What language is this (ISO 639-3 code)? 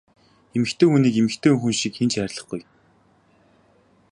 mon